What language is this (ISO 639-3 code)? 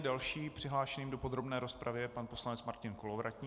ces